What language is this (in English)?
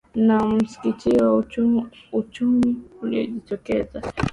Swahili